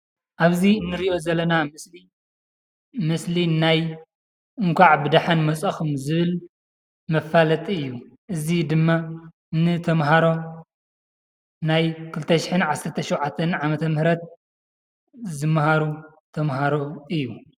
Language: Tigrinya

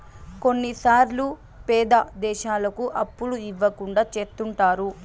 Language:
Telugu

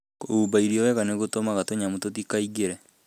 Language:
Kikuyu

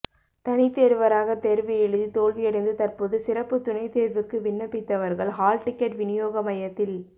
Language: Tamil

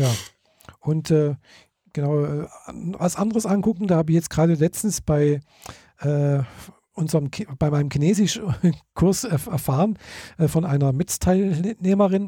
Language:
German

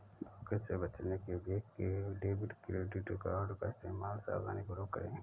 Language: Hindi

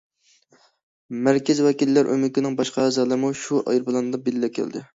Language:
Uyghur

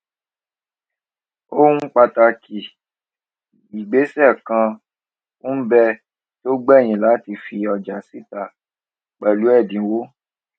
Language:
Yoruba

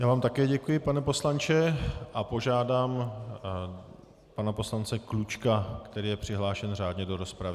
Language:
Czech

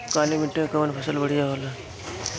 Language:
Bhojpuri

